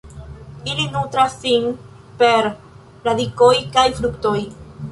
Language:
Esperanto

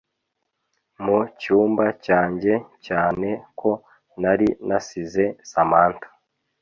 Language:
Kinyarwanda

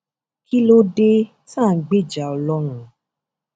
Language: Yoruba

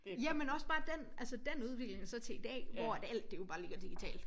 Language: Danish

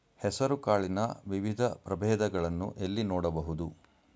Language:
Kannada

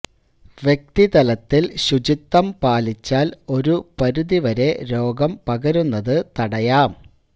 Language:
Malayalam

